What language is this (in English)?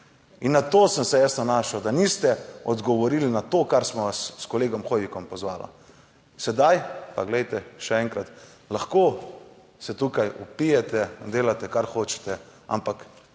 Slovenian